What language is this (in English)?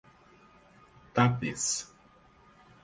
Portuguese